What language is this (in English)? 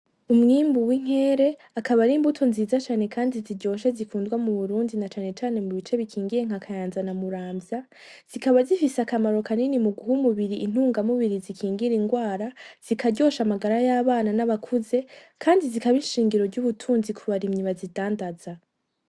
Rundi